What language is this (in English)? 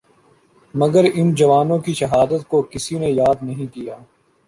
Urdu